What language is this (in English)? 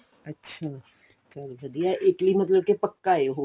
Punjabi